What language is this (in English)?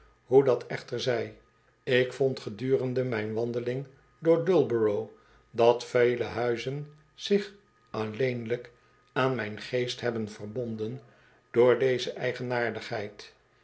Dutch